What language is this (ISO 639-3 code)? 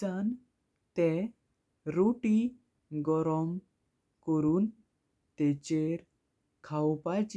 kok